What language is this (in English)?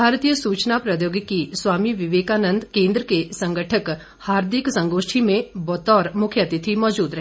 Hindi